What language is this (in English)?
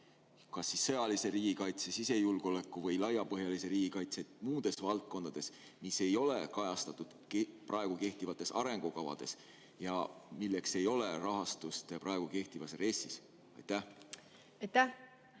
Estonian